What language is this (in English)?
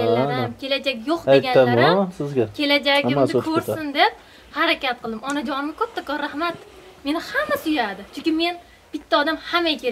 Turkish